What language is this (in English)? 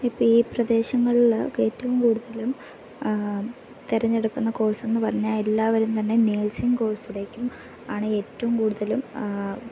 Malayalam